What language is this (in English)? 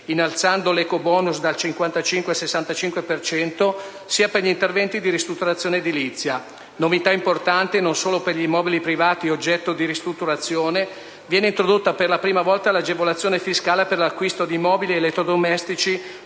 Italian